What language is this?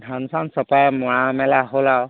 Assamese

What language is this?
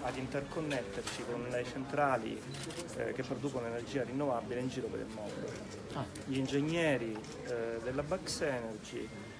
Italian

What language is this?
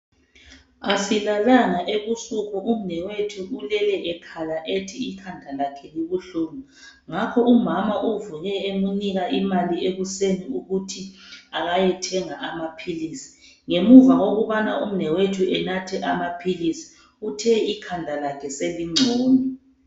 North Ndebele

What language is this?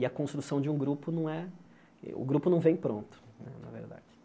Portuguese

